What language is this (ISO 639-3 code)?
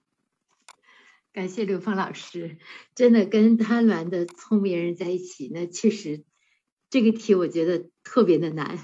zho